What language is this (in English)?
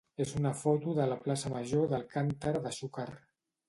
Catalan